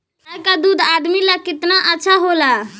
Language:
Bhojpuri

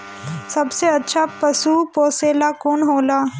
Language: Bhojpuri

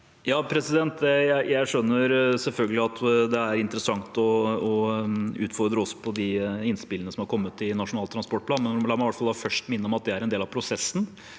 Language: Norwegian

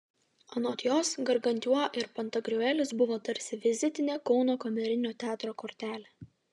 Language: Lithuanian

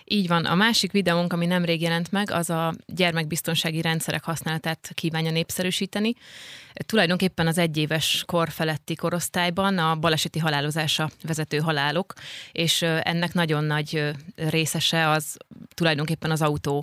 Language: Hungarian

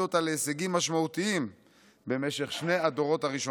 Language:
Hebrew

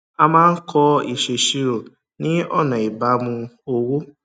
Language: Yoruba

